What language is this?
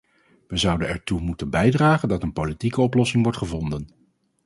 Dutch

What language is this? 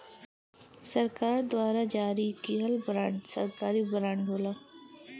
Bhojpuri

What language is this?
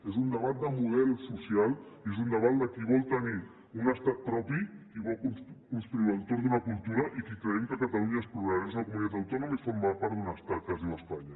Catalan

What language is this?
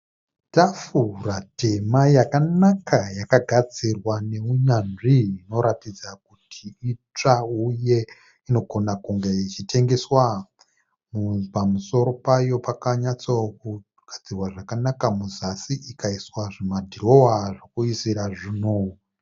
Shona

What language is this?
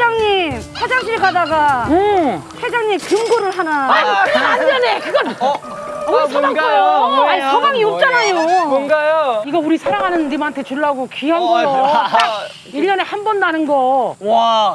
Korean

